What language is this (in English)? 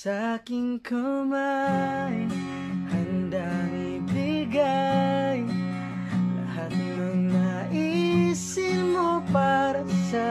Indonesian